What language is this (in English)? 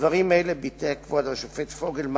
Hebrew